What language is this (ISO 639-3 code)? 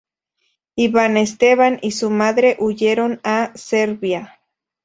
spa